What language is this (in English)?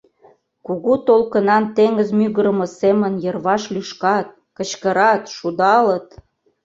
Mari